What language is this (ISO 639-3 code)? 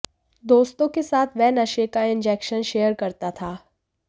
hin